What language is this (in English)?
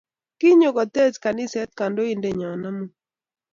Kalenjin